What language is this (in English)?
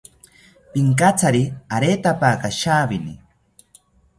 South Ucayali Ashéninka